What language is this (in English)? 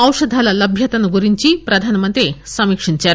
Telugu